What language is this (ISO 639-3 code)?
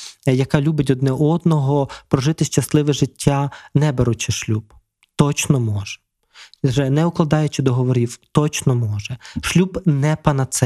ukr